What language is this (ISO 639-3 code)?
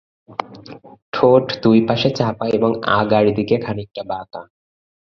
ben